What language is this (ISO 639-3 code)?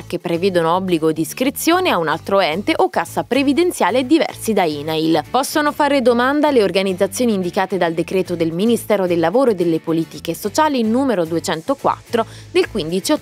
ita